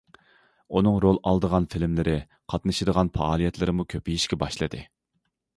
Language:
Uyghur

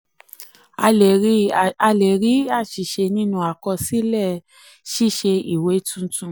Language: Yoruba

